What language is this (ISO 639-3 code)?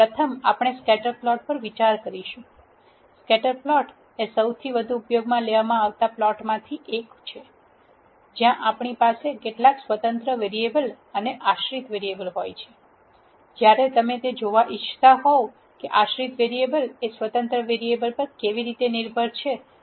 guj